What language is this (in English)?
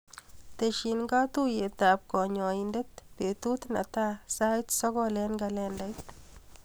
Kalenjin